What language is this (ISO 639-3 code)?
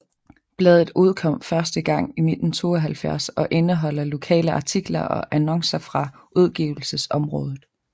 dan